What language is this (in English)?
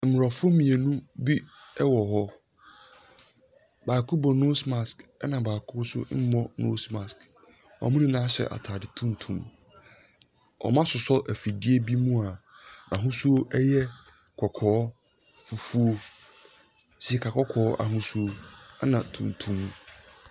Akan